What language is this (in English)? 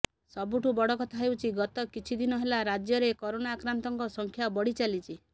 Odia